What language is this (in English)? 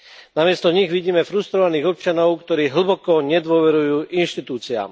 Slovak